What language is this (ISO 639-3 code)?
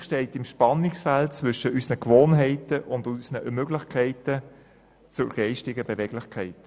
gsw